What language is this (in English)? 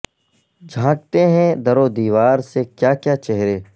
Urdu